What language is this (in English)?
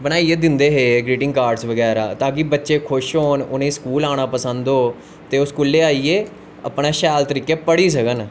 Dogri